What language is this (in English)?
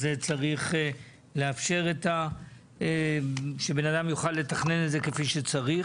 Hebrew